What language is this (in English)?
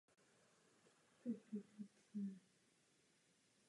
Czech